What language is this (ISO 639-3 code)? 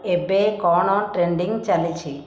ori